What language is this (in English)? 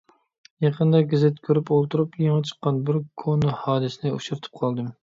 Uyghur